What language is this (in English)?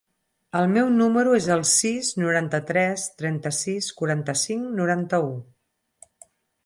Catalan